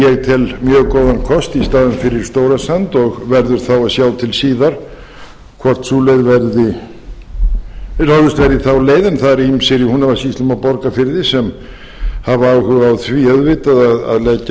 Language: Icelandic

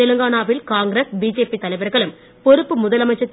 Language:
Tamil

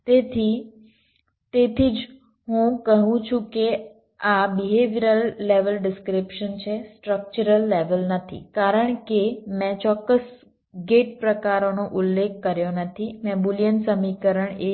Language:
Gujarati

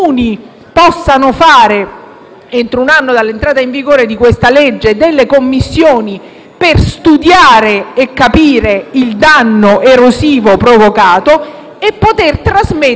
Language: Italian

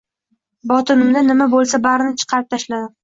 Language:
Uzbek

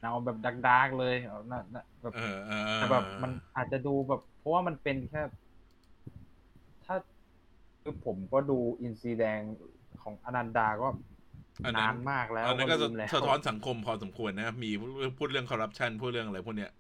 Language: Thai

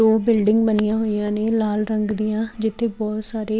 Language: Punjabi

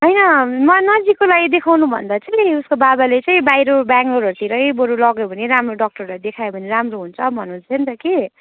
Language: Nepali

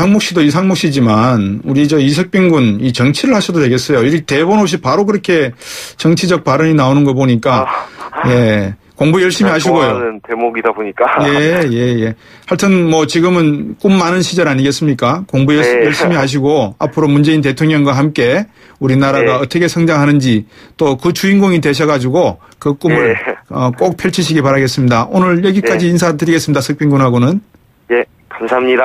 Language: Korean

